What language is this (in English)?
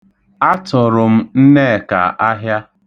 Igbo